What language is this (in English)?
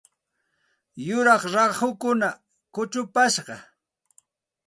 Santa Ana de Tusi Pasco Quechua